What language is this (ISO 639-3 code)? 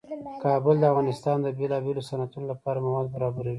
pus